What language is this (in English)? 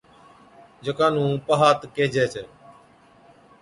Od